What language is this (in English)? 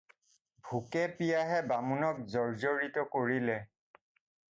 Assamese